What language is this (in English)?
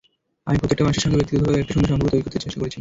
Bangla